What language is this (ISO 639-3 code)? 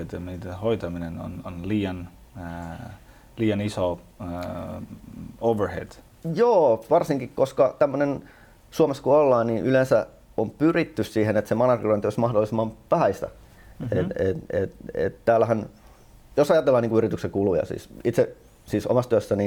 fin